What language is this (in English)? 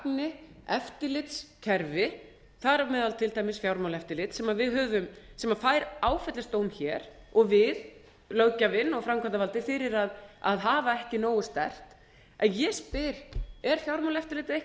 Icelandic